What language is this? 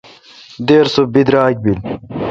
Kalkoti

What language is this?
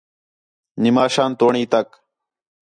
Khetrani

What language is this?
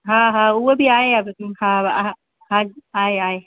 Sindhi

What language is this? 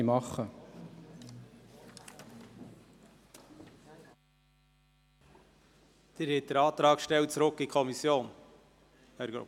Swiss German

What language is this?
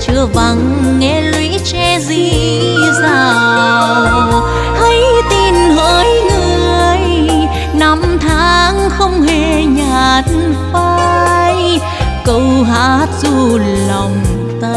Vietnamese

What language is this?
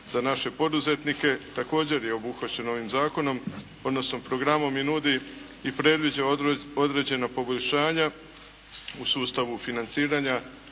Croatian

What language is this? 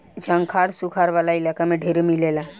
Bhojpuri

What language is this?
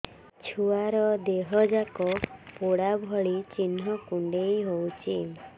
Odia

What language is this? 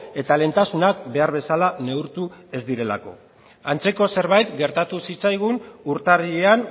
Basque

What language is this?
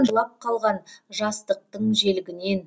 Kazakh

